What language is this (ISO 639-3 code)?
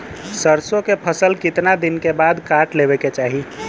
bho